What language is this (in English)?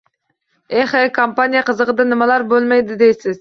Uzbek